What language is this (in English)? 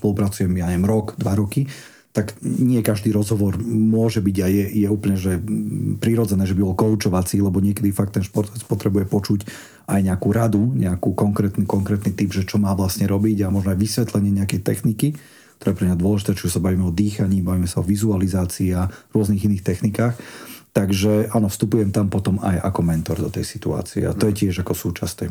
Slovak